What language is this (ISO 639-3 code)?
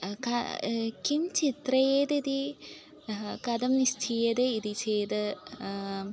san